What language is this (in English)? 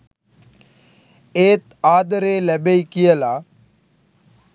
Sinhala